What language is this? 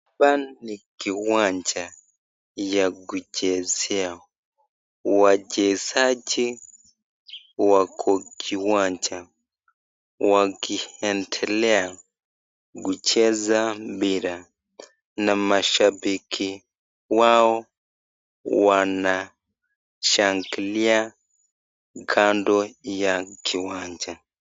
Swahili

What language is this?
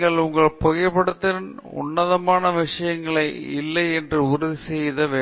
Tamil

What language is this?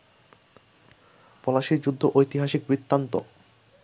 Bangla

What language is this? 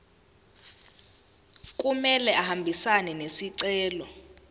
Zulu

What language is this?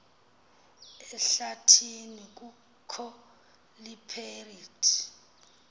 Xhosa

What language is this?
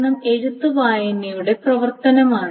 Malayalam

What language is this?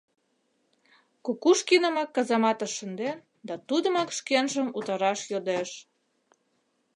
Mari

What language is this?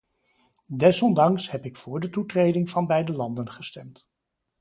Dutch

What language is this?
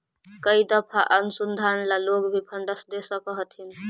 Magahi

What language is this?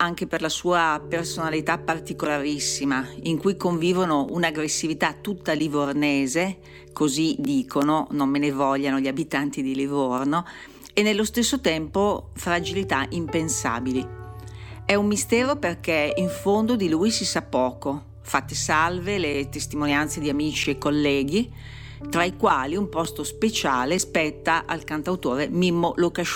Italian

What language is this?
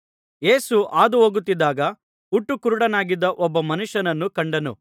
Kannada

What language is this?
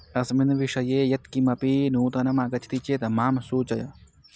Sanskrit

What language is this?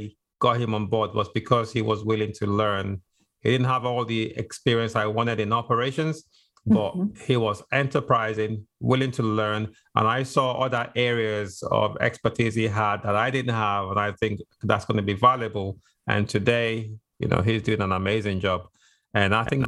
English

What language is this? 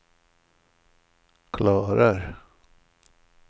Swedish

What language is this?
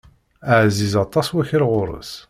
Kabyle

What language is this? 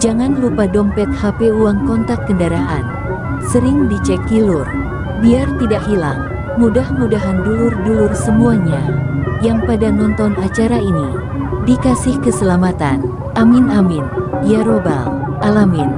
Indonesian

